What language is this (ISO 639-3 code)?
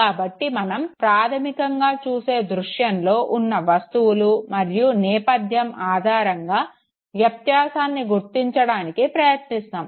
tel